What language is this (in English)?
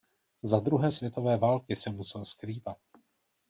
Czech